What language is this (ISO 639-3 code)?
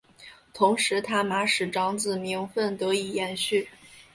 zho